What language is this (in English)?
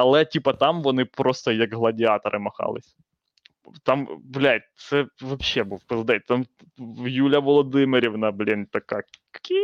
Ukrainian